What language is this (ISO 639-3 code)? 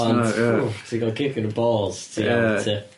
cym